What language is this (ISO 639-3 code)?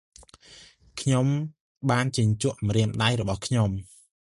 khm